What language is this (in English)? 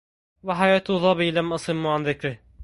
Arabic